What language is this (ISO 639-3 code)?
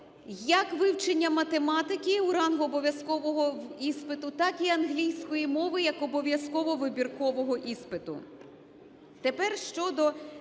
ukr